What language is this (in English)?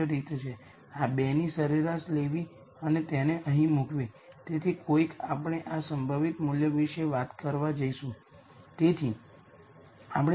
Gujarati